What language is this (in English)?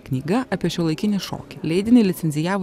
Lithuanian